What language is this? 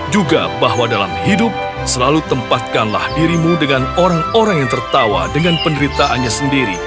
Indonesian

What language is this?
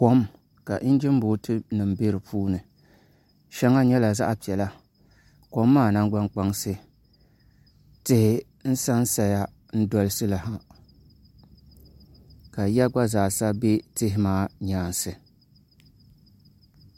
Dagbani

